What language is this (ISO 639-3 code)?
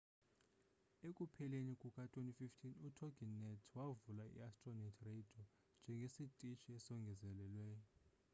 xho